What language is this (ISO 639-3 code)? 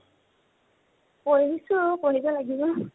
asm